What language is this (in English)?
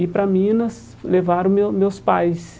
Portuguese